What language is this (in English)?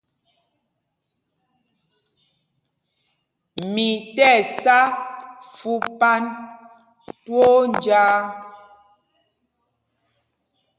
Mpumpong